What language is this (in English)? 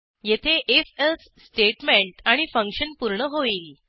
Marathi